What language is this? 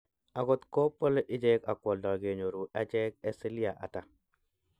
Kalenjin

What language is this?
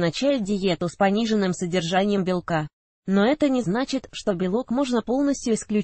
Russian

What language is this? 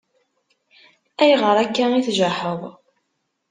Kabyle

